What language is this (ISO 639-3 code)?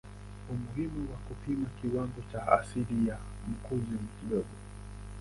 swa